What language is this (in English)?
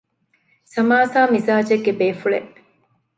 Divehi